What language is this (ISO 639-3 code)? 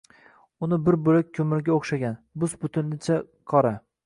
uzb